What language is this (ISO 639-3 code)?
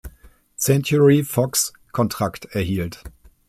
deu